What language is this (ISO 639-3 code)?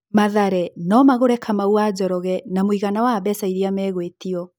kik